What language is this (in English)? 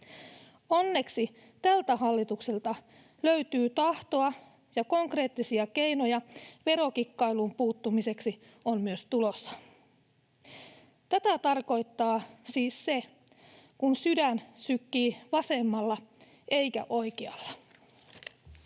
Finnish